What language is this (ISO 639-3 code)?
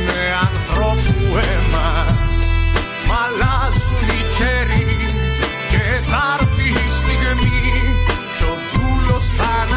ell